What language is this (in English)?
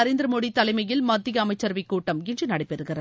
Tamil